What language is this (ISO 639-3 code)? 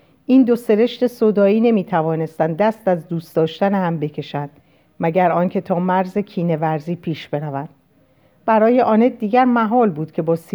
fas